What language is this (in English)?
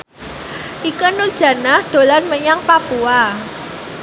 Javanese